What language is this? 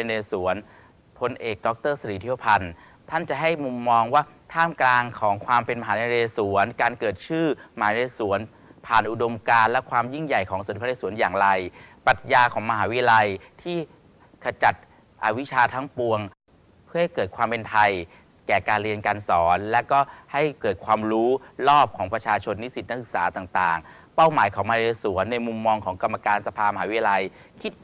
Thai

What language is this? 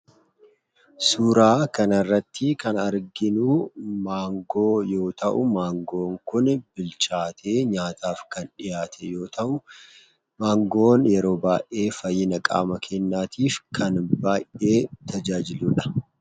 Oromo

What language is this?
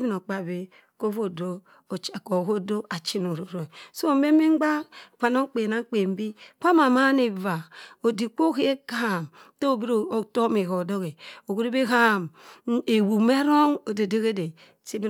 Cross River Mbembe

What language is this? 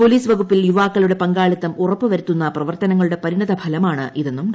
Malayalam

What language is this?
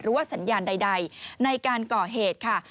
Thai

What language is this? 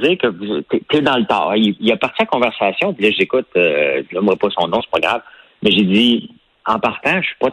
French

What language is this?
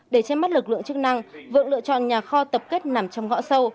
Vietnamese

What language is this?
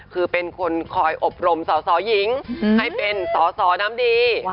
Thai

